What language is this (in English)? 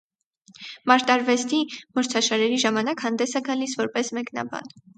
Armenian